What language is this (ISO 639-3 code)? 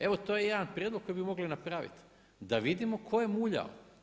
hrv